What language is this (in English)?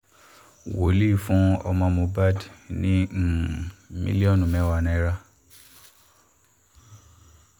Yoruba